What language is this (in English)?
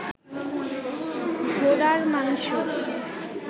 Bangla